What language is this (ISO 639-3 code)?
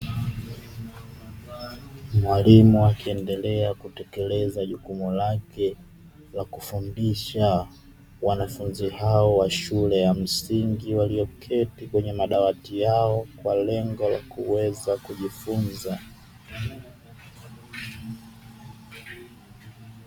swa